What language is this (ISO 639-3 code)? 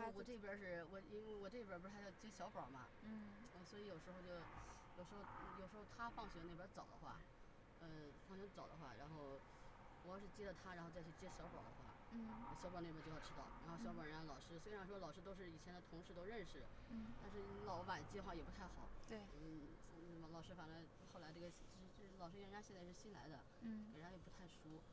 zho